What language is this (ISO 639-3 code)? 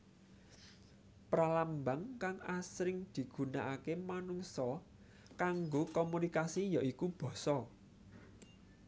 jav